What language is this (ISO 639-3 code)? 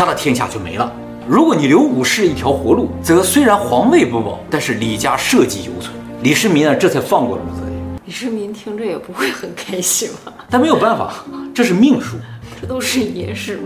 zho